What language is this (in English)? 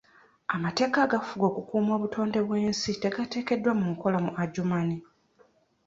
Ganda